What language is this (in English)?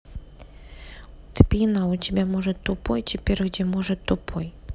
Russian